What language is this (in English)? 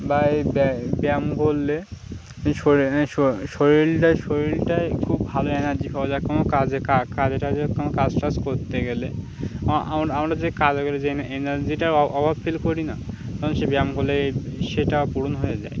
Bangla